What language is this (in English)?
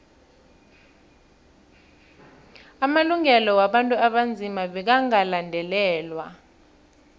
South Ndebele